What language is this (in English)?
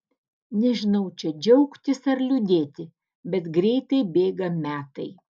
Lithuanian